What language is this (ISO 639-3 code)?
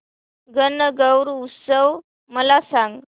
mar